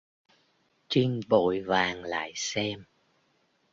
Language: Vietnamese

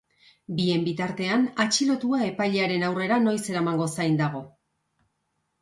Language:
Basque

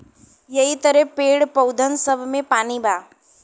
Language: Bhojpuri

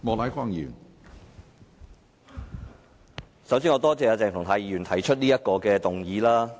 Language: Cantonese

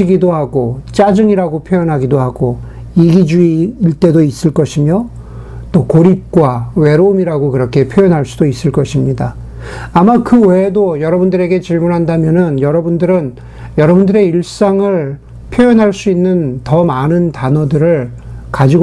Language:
Korean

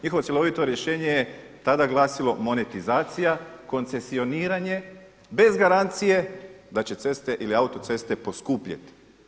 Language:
Croatian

